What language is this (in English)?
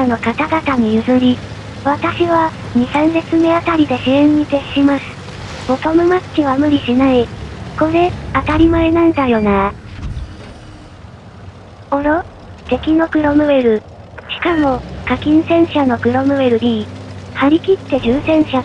Japanese